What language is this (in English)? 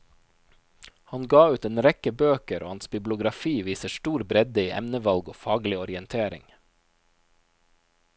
Norwegian